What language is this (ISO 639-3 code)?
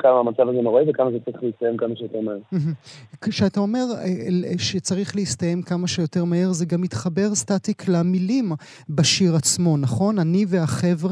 heb